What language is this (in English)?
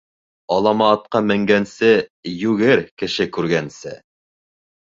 Bashkir